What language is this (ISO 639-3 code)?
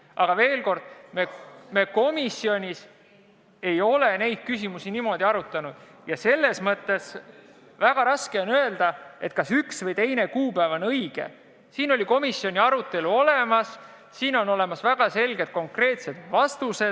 est